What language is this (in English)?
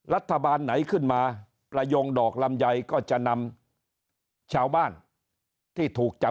Thai